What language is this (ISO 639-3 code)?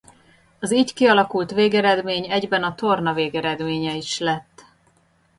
hun